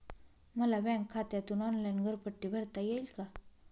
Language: Marathi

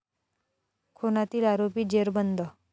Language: Marathi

